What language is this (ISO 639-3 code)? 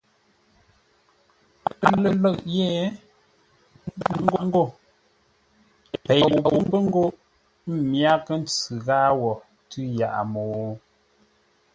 nla